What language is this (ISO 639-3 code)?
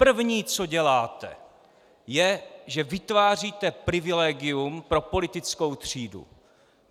ces